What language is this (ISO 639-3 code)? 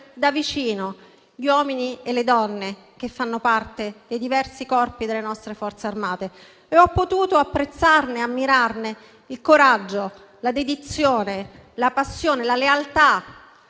ita